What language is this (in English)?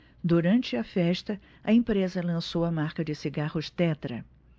Portuguese